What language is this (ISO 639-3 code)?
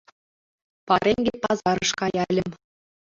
chm